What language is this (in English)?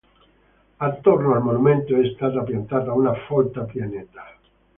Italian